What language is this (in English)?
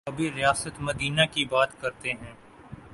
Urdu